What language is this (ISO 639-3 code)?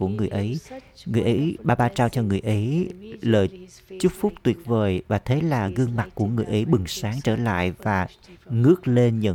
vie